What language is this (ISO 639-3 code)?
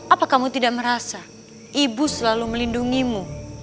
ind